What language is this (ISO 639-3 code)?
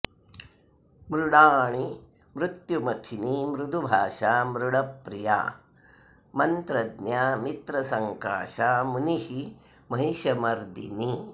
san